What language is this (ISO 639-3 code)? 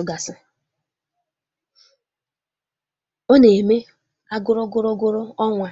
ibo